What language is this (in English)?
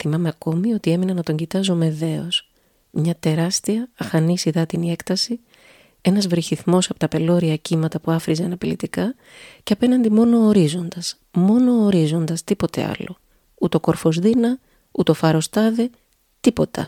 Greek